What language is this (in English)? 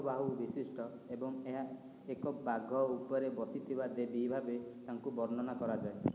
Odia